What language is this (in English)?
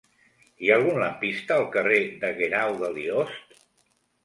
Catalan